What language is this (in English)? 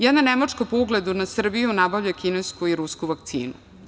Serbian